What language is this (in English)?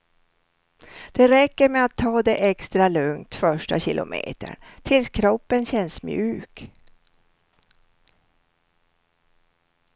Swedish